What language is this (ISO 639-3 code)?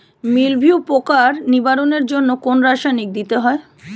ben